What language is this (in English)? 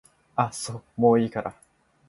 Japanese